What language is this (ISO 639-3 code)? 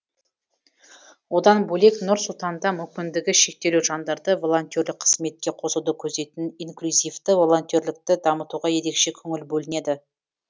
kaz